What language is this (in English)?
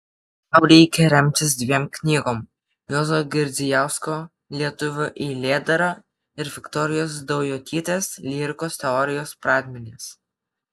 Lithuanian